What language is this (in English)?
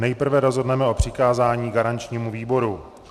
Czech